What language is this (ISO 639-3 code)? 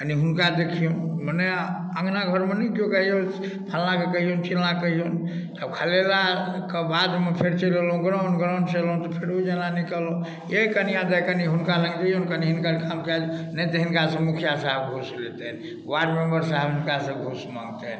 mai